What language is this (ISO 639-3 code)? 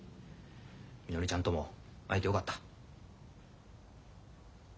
jpn